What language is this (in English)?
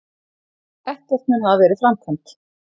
Icelandic